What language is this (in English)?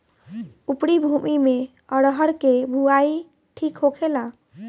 Bhojpuri